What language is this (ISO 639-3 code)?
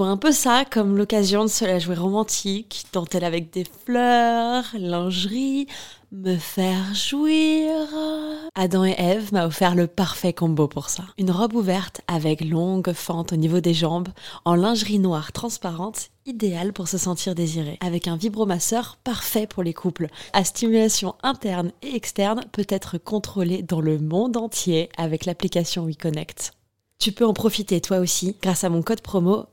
fra